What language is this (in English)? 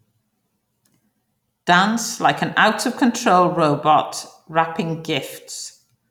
English